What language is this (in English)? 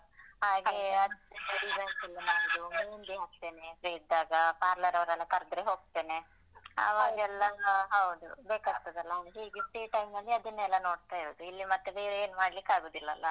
Kannada